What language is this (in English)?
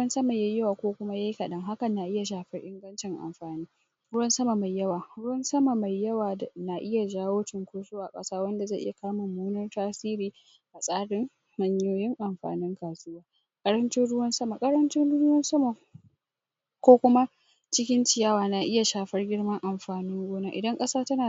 Hausa